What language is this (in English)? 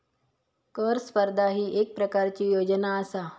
Marathi